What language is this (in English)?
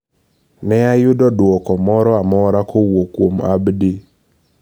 Luo (Kenya and Tanzania)